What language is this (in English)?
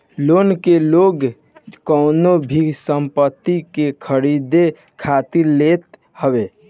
Bhojpuri